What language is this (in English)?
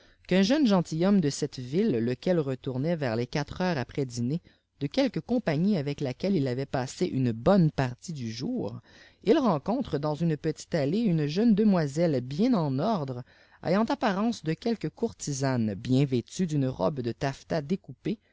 French